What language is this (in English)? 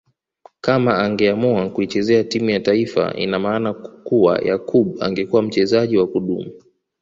Swahili